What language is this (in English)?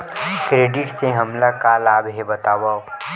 Chhattisgarhi